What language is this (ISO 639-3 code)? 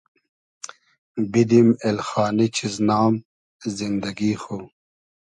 haz